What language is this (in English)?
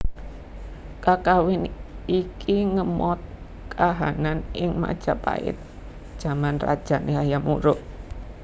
Javanese